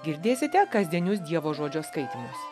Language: Lithuanian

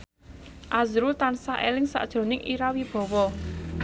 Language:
Javanese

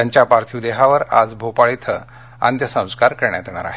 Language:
Marathi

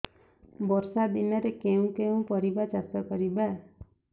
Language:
Odia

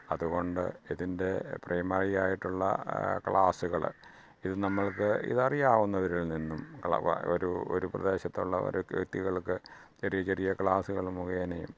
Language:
Malayalam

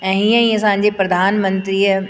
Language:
Sindhi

